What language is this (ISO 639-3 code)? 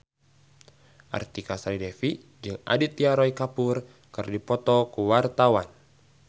sun